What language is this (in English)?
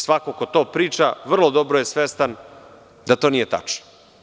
Serbian